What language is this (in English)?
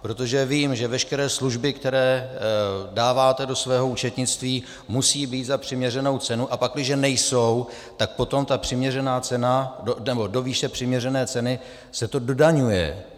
Czech